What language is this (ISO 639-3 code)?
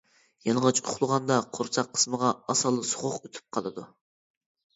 uig